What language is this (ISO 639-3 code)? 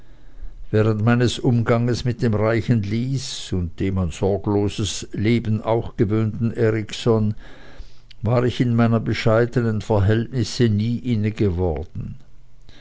deu